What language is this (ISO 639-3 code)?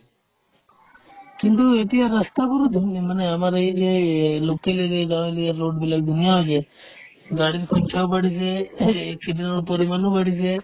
asm